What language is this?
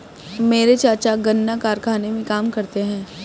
Hindi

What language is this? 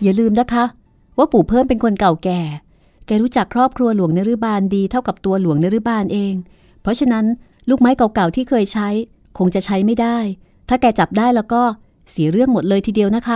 Thai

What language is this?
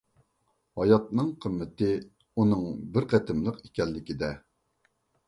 Uyghur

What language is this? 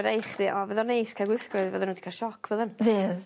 Welsh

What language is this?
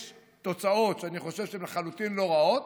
Hebrew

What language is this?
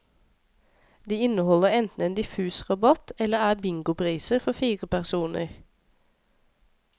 Norwegian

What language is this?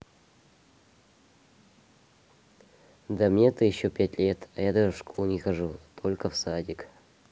Russian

